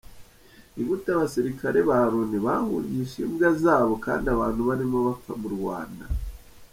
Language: Kinyarwanda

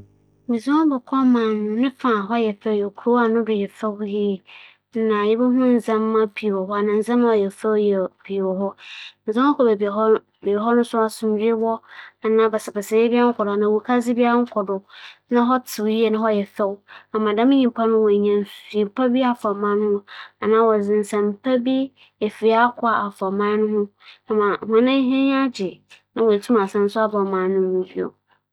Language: Akan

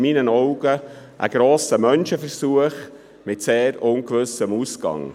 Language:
Swiss German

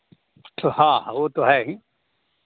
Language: Hindi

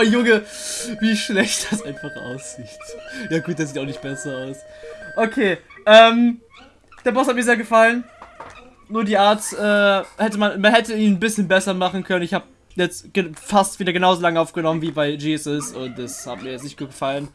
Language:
German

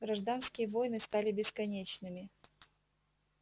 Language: Russian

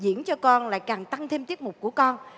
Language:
Vietnamese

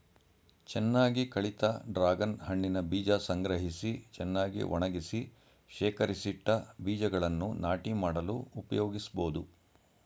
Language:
Kannada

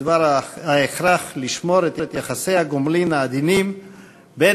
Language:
Hebrew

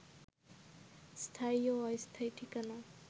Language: Bangla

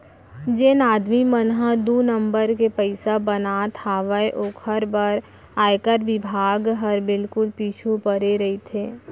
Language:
Chhattisgarhi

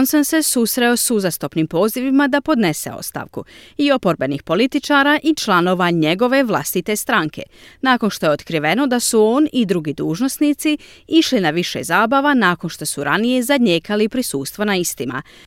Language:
Croatian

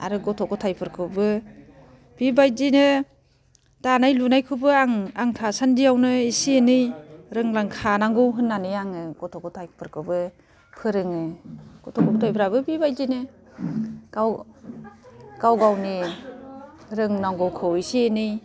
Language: Bodo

